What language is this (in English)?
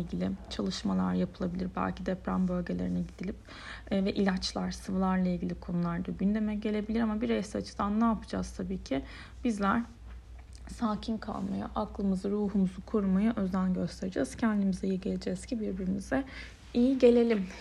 Turkish